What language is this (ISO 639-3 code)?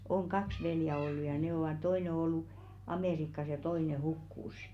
fin